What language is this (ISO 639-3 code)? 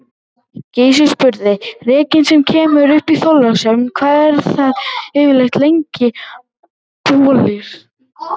isl